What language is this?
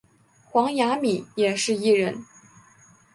Chinese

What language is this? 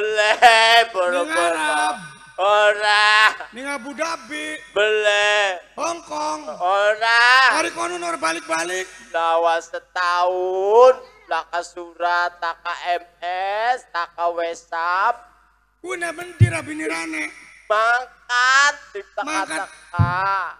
Indonesian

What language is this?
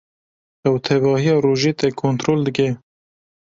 Kurdish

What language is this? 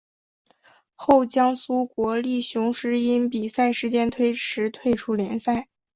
Chinese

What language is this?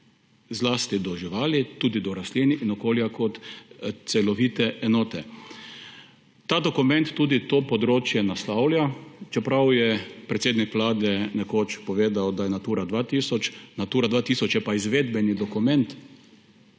Slovenian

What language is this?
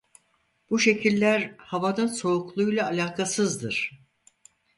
Turkish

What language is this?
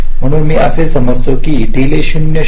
Marathi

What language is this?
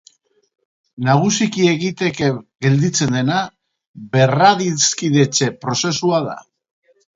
Basque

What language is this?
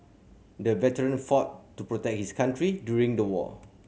English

